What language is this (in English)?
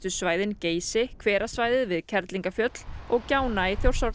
Icelandic